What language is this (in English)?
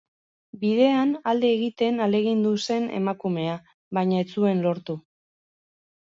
Basque